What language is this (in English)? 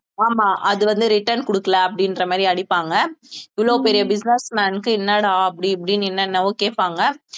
Tamil